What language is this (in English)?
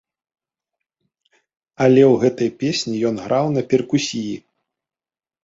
Belarusian